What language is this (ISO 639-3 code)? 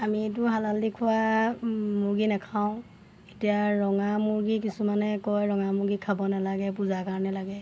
asm